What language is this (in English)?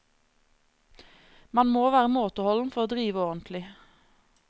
Norwegian